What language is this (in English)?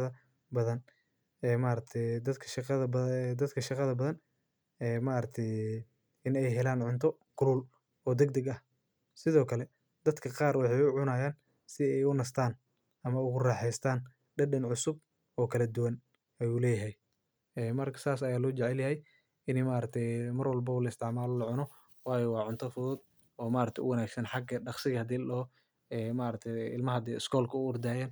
Somali